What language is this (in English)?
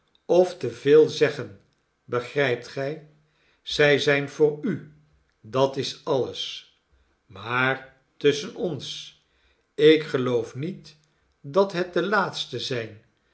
Dutch